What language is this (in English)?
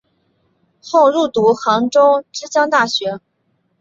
Chinese